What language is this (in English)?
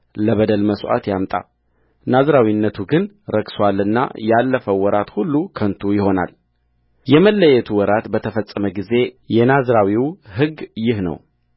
Amharic